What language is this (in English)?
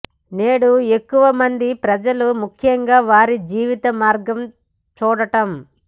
Telugu